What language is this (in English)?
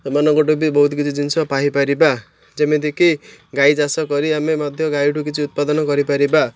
Odia